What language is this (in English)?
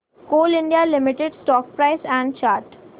Marathi